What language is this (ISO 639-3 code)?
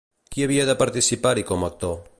cat